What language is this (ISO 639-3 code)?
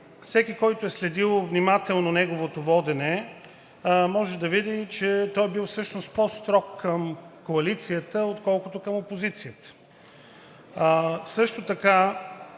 bul